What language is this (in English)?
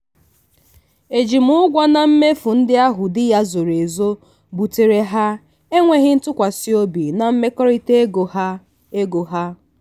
Igbo